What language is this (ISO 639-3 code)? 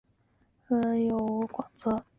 zho